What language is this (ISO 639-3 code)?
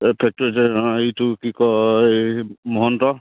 asm